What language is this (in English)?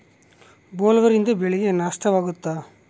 Kannada